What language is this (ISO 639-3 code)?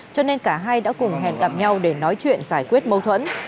vie